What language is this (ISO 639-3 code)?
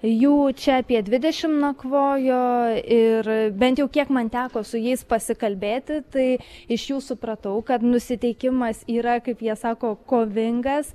lit